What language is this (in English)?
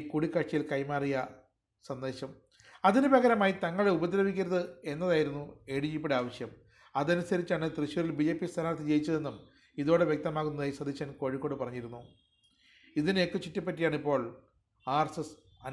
Malayalam